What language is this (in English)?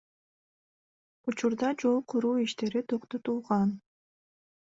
Kyrgyz